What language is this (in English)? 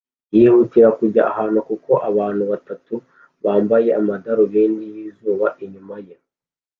Kinyarwanda